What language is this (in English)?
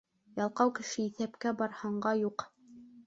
Bashkir